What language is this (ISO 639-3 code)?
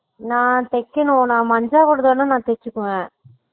tam